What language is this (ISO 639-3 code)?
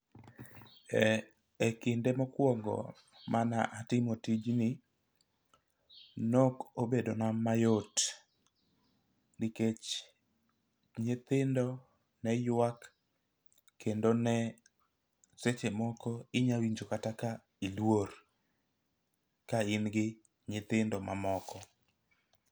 luo